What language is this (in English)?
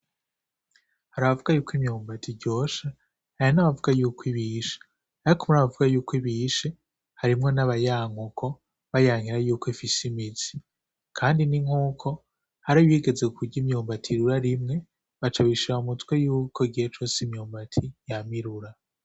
Rundi